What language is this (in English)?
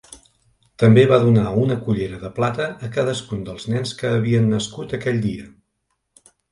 Catalan